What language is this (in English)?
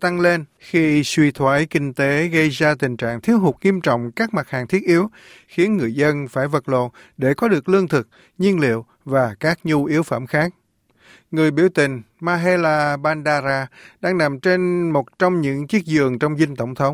Vietnamese